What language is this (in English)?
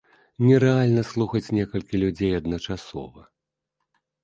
Belarusian